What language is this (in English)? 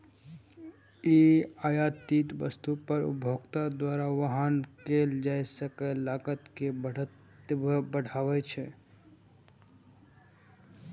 Maithili